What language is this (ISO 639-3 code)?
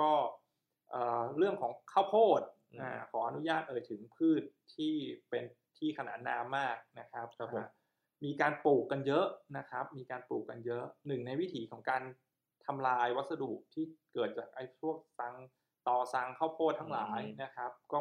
tha